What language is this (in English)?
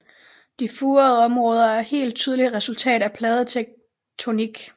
Danish